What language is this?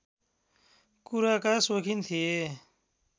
Nepali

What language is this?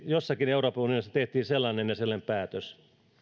Finnish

